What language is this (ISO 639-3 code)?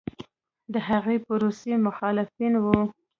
pus